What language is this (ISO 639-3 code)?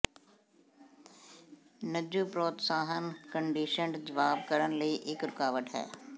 pan